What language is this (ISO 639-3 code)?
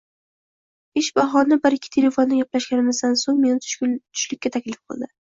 uzb